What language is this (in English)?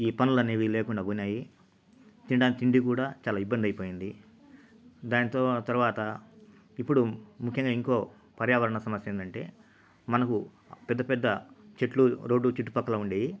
Telugu